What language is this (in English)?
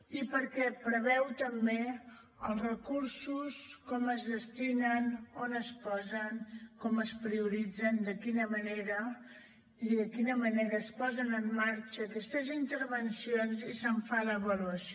Catalan